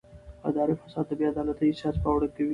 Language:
Pashto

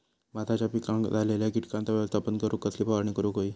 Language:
Marathi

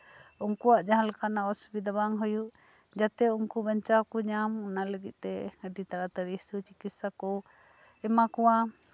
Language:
Santali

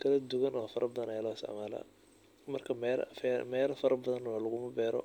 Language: Somali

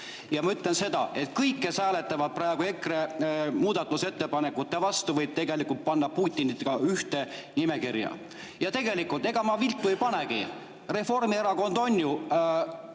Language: Estonian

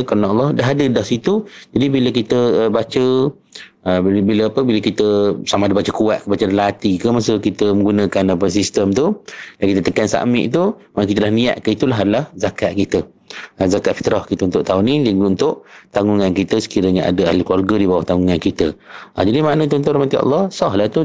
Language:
Malay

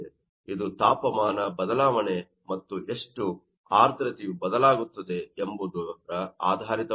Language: Kannada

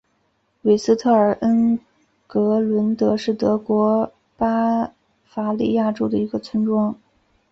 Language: Chinese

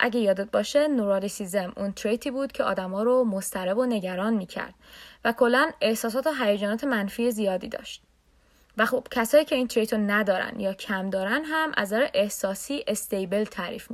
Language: Persian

